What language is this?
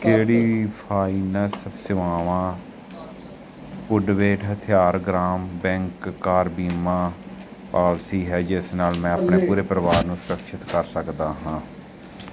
Punjabi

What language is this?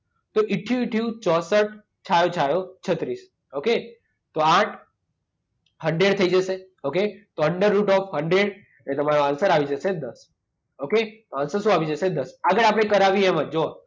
Gujarati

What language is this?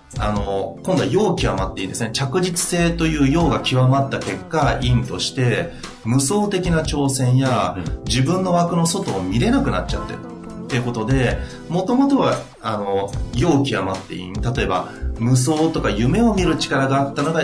Japanese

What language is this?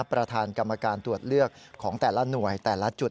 Thai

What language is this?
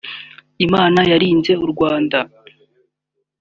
Kinyarwanda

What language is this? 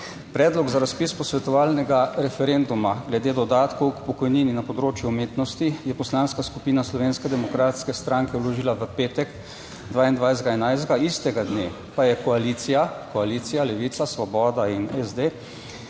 Slovenian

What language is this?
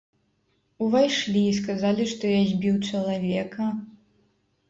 Belarusian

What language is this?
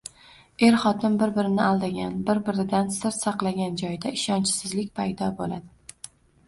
Uzbek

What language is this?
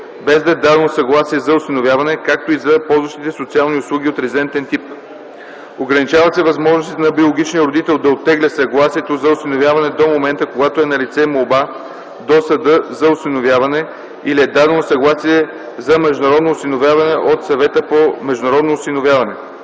Bulgarian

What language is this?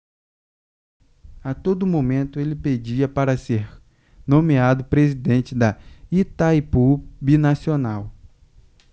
Portuguese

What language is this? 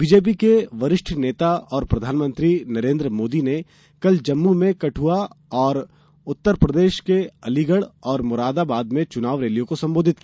Hindi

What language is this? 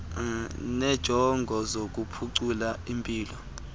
Xhosa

